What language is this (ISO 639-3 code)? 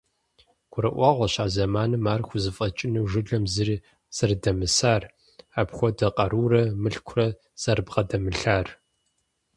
kbd